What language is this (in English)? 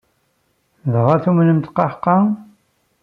Kabyle